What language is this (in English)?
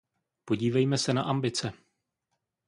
Czech